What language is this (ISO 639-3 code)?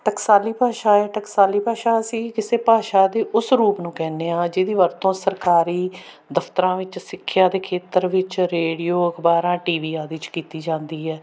pan